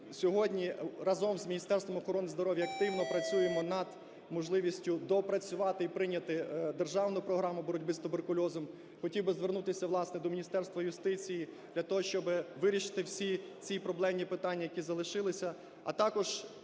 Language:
Ukrainian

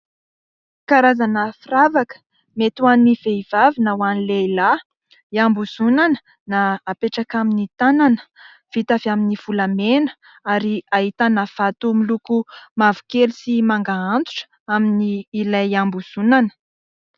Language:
Malagasy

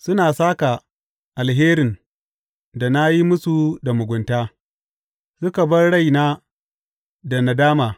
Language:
Hausa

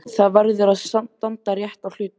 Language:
Icelandic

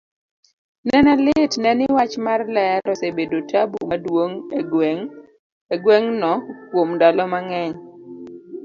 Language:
Luo (Kenya and Tanzania)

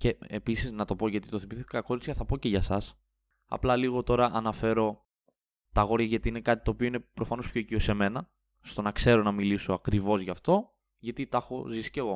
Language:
Greek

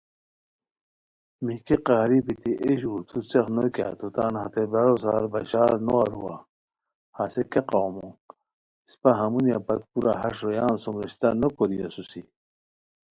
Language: Khowar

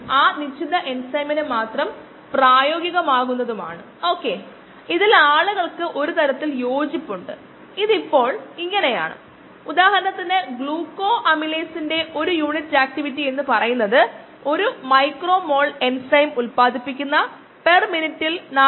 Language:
Malayalam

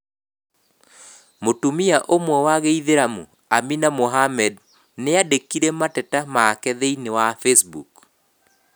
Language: Kikuyu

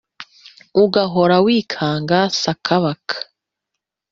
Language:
Kinyarwanda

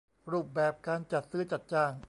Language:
Thai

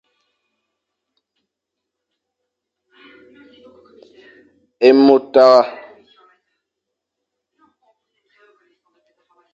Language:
Fang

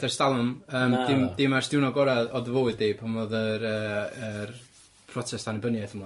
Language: Welsh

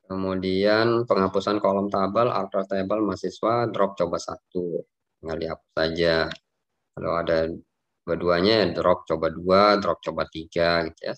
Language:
Indonesian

